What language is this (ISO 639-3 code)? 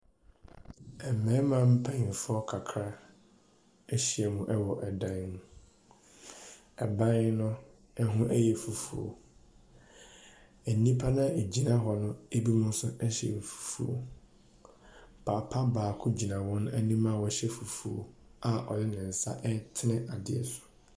aka